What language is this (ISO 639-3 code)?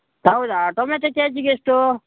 kan